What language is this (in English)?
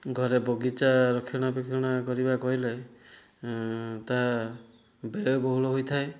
Odia